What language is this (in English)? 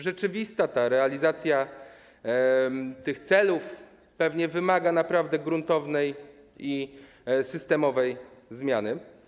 Polish